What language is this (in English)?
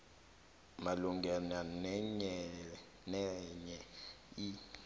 South Ndebele